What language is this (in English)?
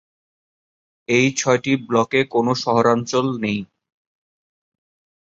Bangla